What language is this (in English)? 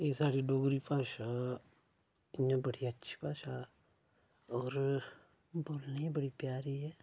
Dogri